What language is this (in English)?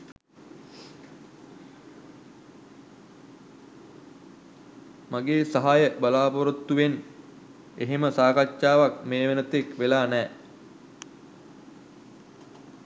Sinhala